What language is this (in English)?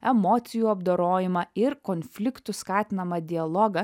Lithuanian